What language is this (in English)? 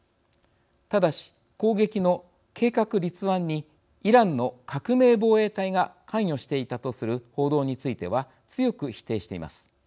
Japanese